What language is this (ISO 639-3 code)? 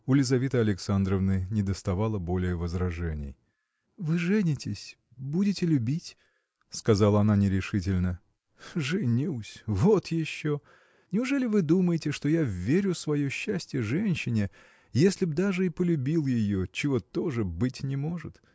rus